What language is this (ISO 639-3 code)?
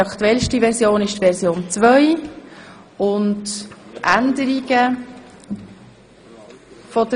gsw